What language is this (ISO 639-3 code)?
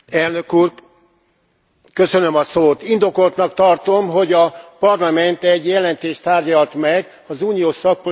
hun